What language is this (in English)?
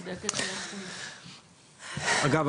Hebrew